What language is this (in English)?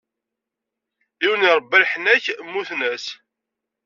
Kabyle